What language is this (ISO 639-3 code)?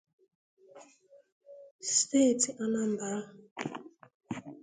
ibo